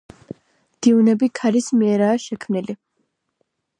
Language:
Georgian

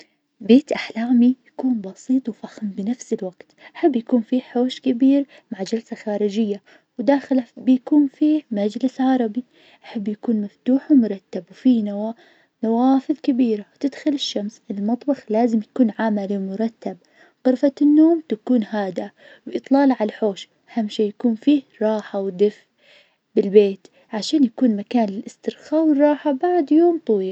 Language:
Najdi Arabic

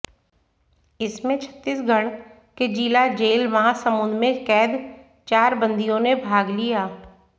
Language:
Hindi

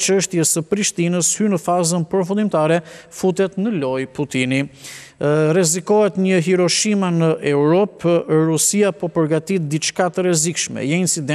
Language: Romanian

